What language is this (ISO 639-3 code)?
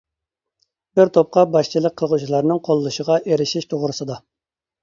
uig